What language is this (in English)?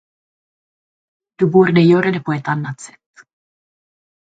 Swedish